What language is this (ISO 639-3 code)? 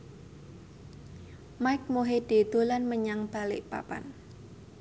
jav